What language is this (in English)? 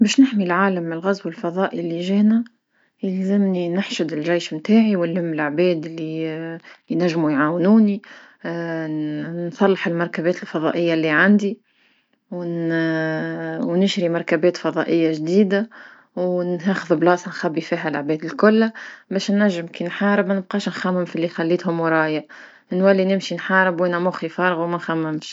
Tunisian Arabic